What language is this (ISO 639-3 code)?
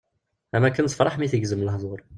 kab